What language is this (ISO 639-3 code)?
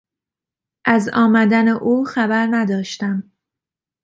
fas